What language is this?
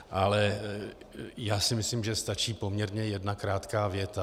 Czech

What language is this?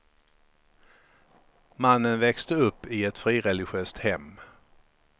Swedish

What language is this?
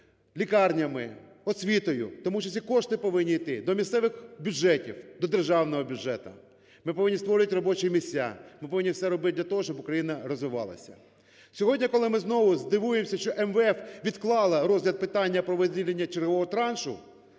Ukrainian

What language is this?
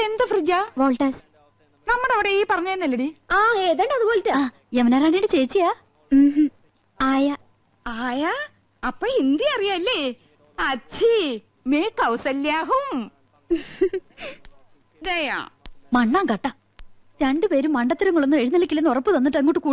Malayalam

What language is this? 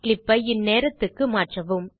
Tamil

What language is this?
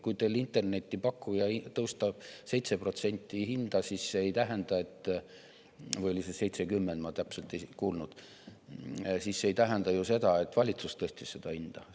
Estonian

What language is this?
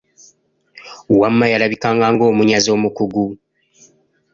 Ganda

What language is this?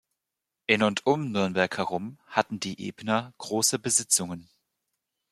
German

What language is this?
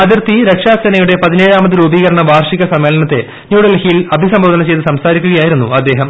Malayalam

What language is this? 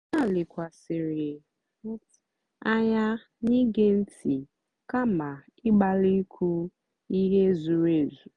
Igbo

